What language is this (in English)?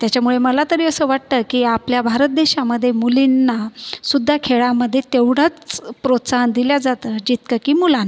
Marathi